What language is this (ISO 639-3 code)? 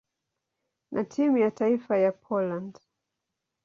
swa